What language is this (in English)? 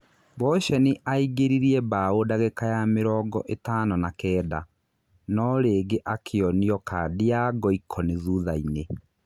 Kikuyu